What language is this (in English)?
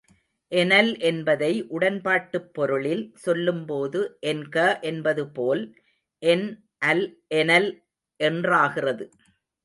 Tamil